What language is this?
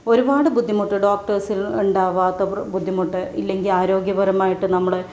Malayalam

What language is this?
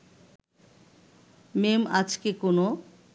Bangla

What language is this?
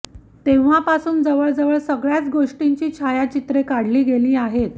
Marathi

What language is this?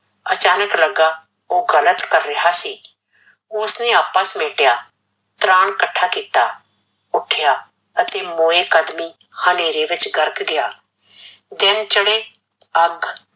Punjabi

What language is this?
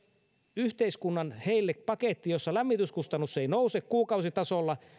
Finnish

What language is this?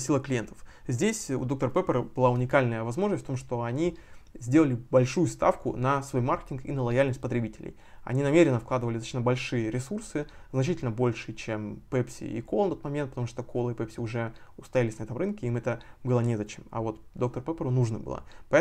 Russian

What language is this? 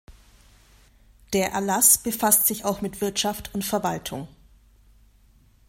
German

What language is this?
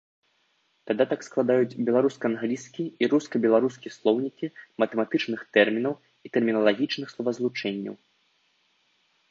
Belarusian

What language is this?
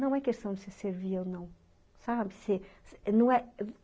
Portuguese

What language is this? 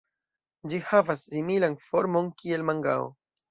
Esperanto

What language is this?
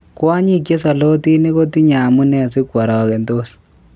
Kalenjin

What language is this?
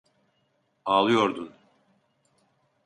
Turkish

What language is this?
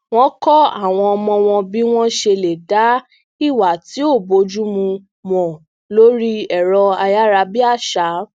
Yoruba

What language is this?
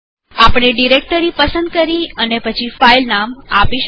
Gujarati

